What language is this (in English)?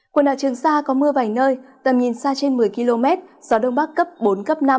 Vietnamese